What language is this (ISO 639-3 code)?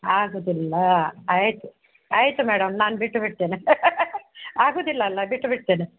kan